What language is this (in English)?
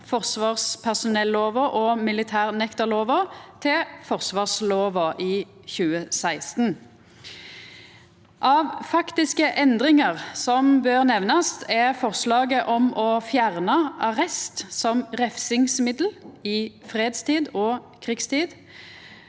Norwegian